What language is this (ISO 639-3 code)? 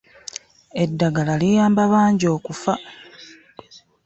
lug